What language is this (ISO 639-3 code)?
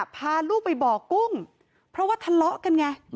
tha